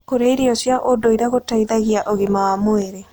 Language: Kikuyu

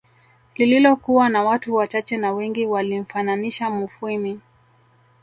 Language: Swahili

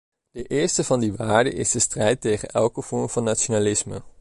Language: Dutch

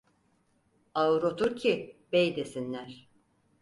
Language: Turkish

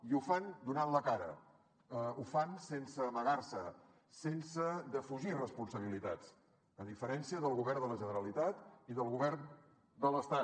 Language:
Catalan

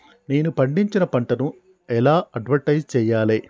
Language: Telugu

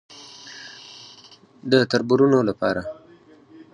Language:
Pashto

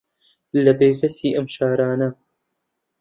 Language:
Central Kurdish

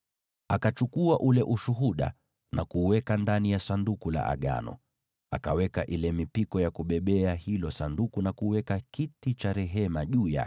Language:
Swahili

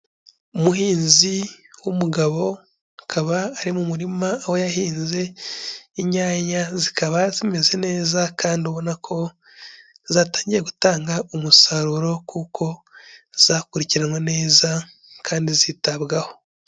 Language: Kinyarwanda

